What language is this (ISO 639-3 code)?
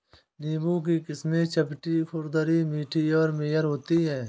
hin